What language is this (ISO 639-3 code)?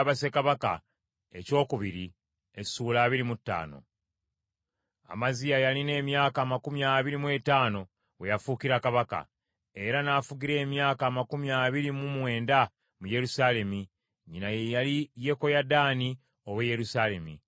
lug